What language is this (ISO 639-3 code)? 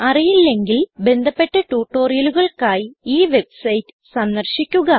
mal